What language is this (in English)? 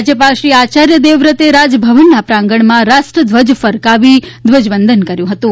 Gujarati